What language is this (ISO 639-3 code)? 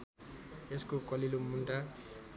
nep